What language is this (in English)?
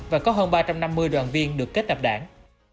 Vietnamese